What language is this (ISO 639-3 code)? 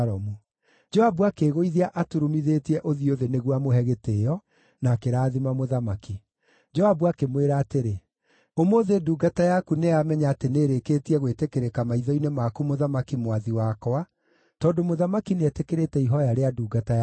kik